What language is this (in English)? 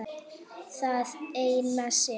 Icelandic